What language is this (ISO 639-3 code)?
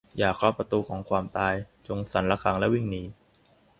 tha